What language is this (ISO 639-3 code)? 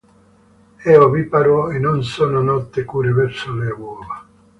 ita